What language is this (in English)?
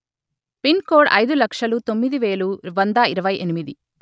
Telugu